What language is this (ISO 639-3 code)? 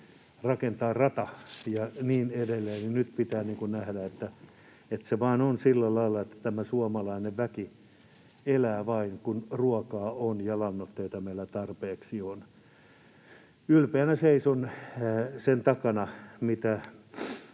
fin